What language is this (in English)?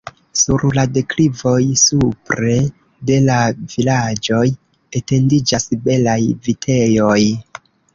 Esperanto